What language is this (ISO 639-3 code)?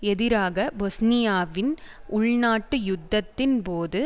tam